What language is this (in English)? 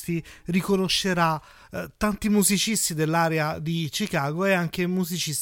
Italian